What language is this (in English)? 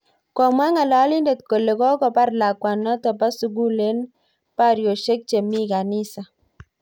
Kalenjin